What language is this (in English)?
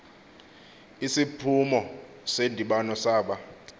Xhosa